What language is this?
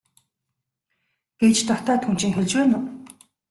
Mongolian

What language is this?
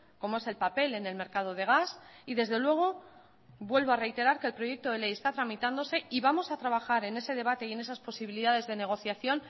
Spanish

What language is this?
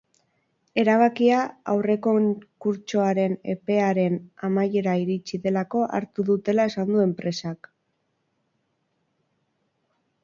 Basque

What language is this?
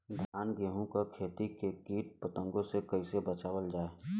Bhojpuri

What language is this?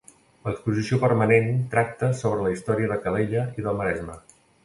Catalan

